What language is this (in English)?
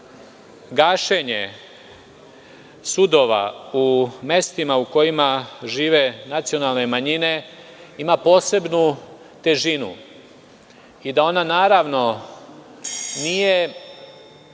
Serbian